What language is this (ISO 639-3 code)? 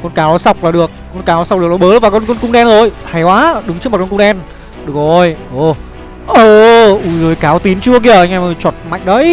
vie